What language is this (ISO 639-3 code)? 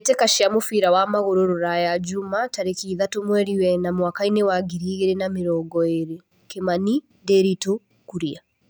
kik